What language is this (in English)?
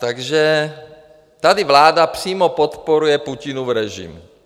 Czech